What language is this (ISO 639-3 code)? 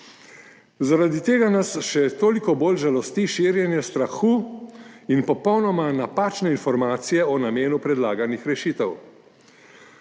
slv